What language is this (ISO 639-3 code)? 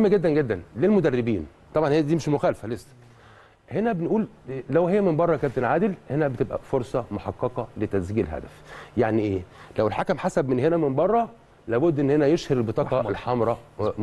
ara